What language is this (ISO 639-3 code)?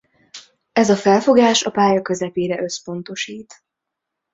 hun